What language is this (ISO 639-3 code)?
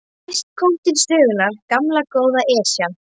isl